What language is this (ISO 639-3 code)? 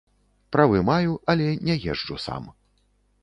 bel